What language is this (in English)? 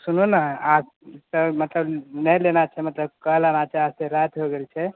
Maithili